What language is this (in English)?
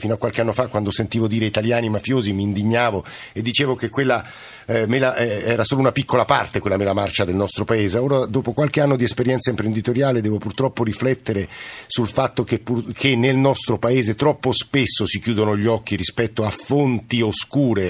Italian